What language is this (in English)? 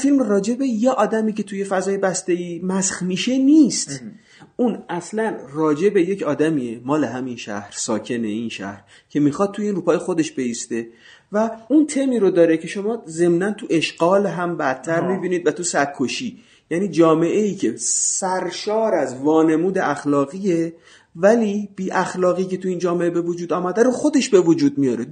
Persian